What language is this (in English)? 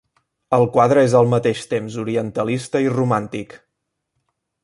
Catalan